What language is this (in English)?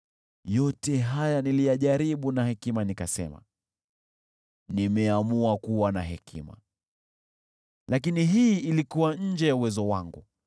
Swahili